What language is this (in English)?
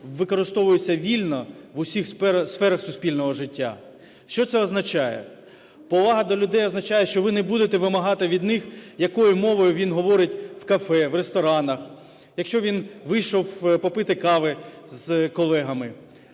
Ukrainian